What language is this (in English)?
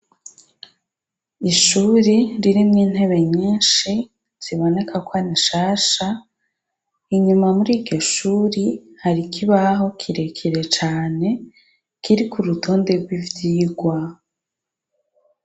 Rundi